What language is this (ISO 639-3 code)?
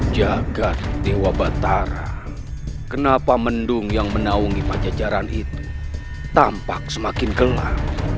ind